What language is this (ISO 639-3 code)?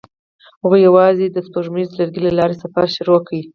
pus